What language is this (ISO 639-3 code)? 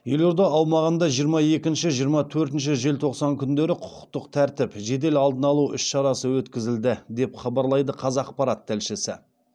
kaz